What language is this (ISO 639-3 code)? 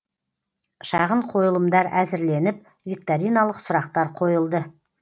kaz